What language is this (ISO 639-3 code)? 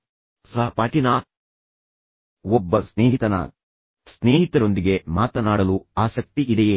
kan